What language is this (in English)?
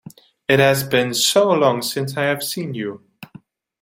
English